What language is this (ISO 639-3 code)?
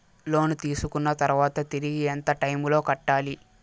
tel